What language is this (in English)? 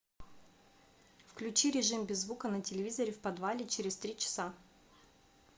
Russian